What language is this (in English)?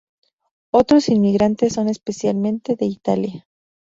Spanish